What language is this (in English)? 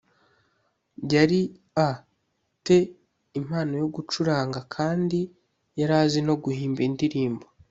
Kinyarwanda